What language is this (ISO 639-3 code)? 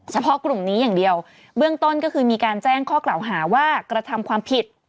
tha